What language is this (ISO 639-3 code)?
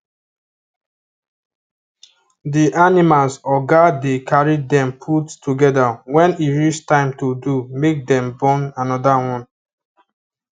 pcm